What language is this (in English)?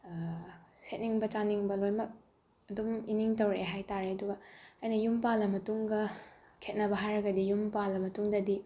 Manipuri